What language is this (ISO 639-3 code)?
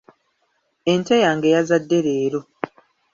lug